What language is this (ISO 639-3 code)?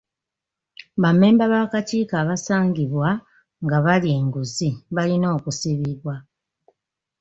lug